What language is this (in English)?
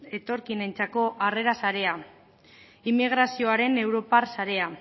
Basque